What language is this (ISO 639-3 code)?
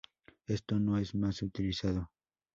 spa